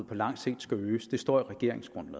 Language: Danish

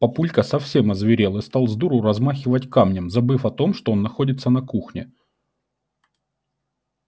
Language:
Russian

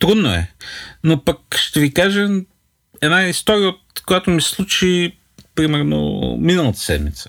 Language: Bulgarian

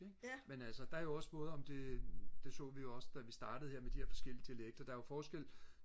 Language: Danish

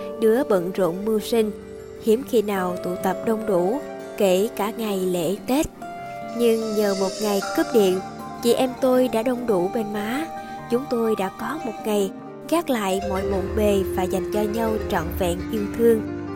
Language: Vietnamese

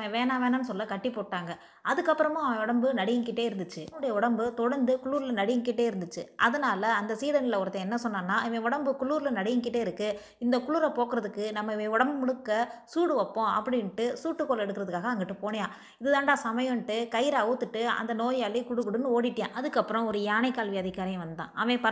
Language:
Tamil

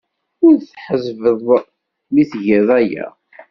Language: Kabyle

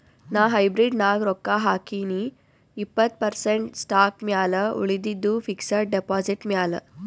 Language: Kannada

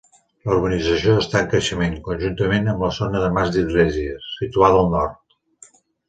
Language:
Catalan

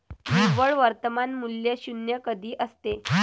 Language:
Marathi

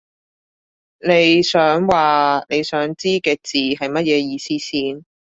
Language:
Cantonese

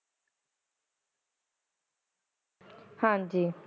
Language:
Punjabi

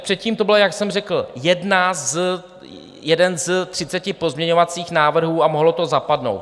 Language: Czech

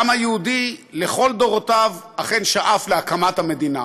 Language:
Hebrew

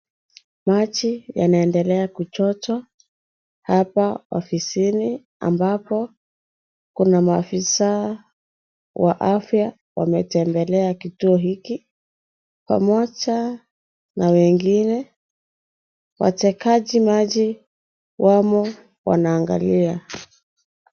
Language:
Swahili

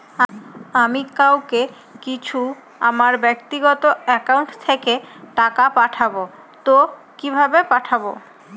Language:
Bangla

